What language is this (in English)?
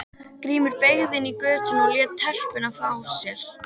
Icelandic